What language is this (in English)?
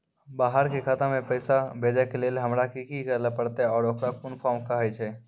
Maithili